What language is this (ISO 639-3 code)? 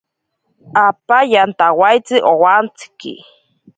prq